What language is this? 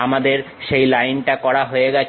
Bangla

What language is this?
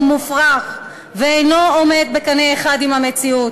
Hebrew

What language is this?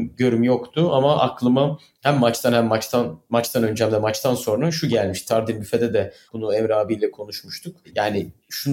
Turkish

